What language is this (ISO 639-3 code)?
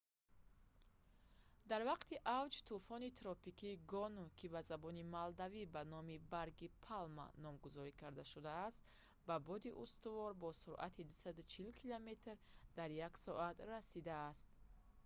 tgk